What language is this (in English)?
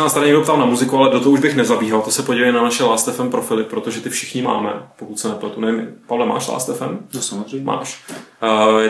Czech